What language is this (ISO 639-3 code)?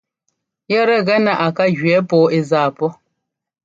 jgo